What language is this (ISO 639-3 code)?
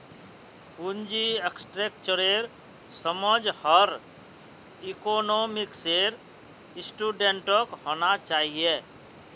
mag